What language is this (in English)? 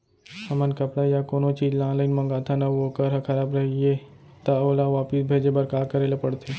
Chhattisgarhi